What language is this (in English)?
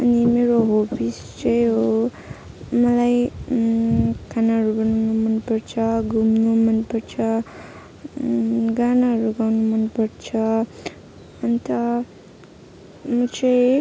Nepali